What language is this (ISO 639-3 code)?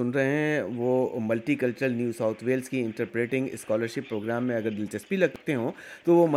urd